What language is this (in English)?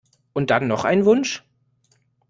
German